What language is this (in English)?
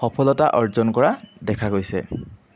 Assamese